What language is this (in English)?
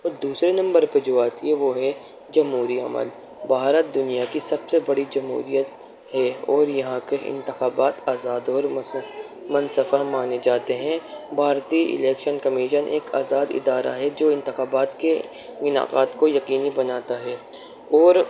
Urdu